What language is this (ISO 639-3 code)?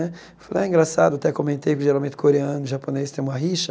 por